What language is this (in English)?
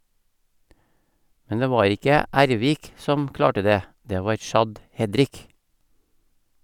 Norwegian